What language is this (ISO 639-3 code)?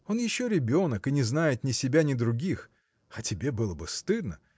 rus